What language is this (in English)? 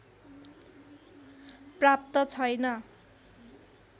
Nepali